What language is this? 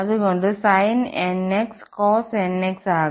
Malayalam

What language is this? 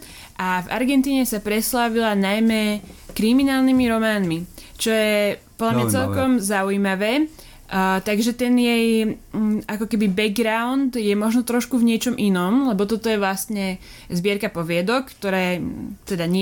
Slovak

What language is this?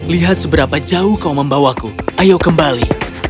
Indonesian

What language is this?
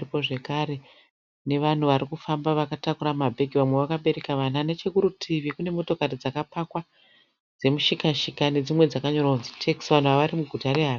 Shona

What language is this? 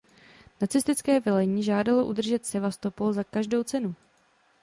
Czech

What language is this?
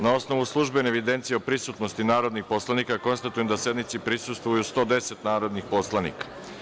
Serbian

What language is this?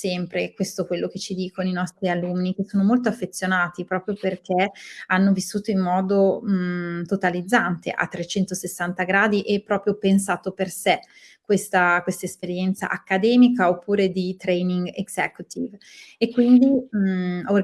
Italian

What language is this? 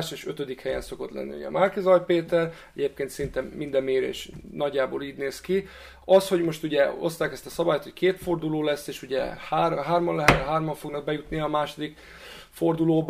Hungarian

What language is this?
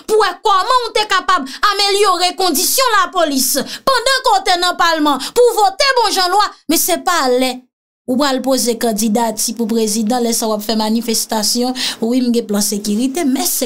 French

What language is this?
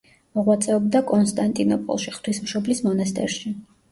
Georgian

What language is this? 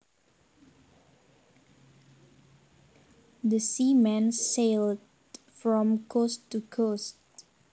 Javanese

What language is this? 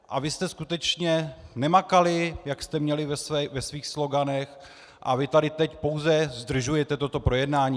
Czech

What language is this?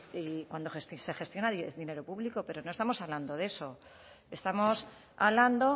Spanish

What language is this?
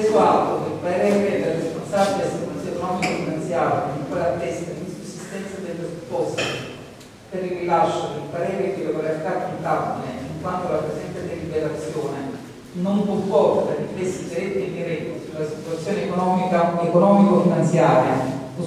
Italian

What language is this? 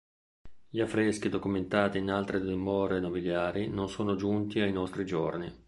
Italian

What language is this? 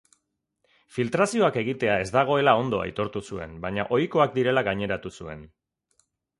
Basque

